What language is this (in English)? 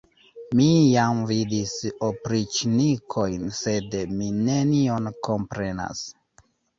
Esperanto